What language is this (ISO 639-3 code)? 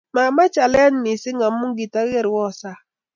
kln